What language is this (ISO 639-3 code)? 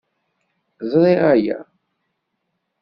kab